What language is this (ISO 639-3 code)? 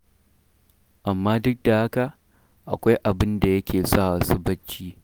hau